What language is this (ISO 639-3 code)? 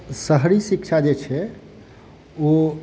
mai